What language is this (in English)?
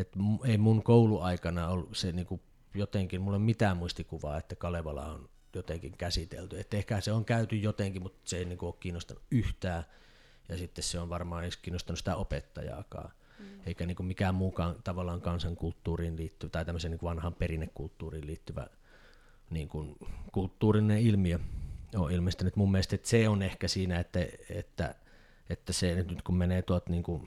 Finnish